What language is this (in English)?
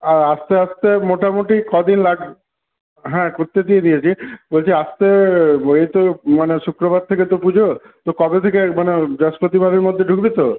Bangla